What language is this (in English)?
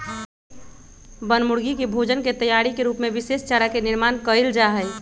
Magahi